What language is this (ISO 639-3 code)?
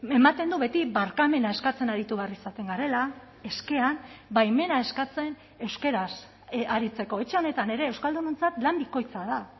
eus